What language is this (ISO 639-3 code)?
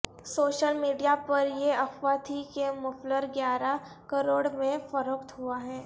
urd